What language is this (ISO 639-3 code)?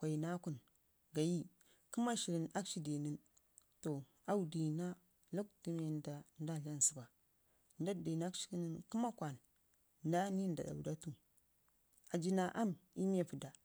ngi